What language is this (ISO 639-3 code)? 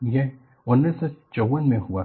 hin